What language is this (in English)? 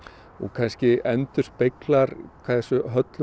Icelandic